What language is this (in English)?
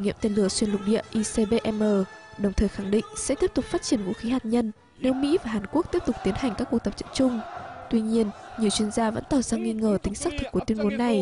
Vietnamese